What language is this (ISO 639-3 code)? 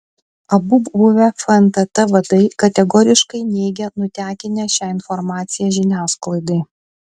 lit